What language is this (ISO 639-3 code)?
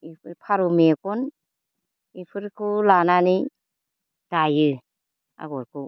brx